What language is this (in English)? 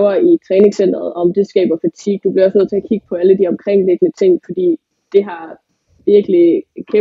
Danish